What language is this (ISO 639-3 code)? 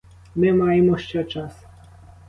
ukr